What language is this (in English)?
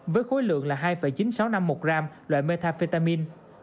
Vietnamese